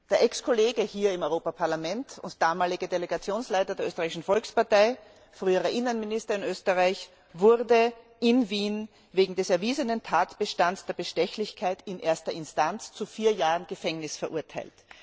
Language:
German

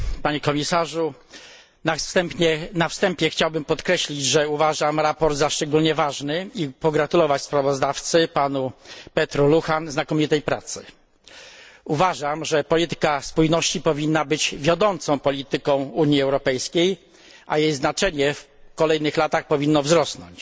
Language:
Polish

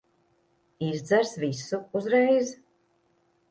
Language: Latvian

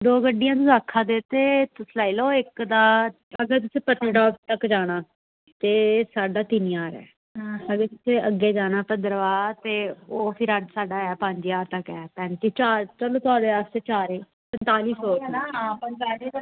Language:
Dogri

